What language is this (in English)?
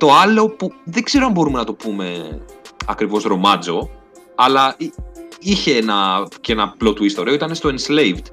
Greek